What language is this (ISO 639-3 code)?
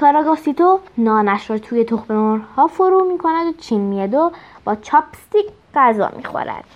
fas